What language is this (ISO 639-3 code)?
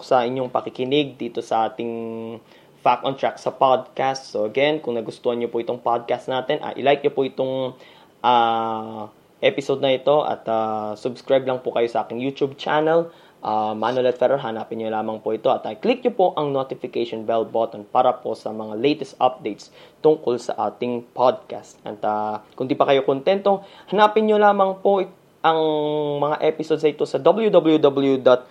fil